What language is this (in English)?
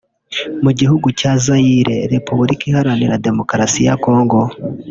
Kinyarwanda